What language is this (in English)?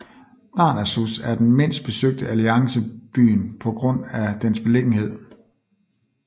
Danish